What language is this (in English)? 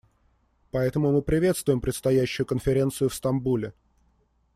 Russian